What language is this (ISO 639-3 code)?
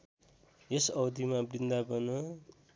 nep